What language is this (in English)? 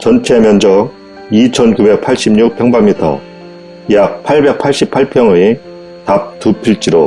Korean